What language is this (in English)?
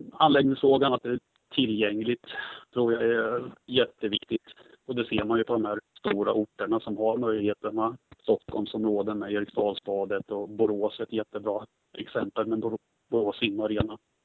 Swedish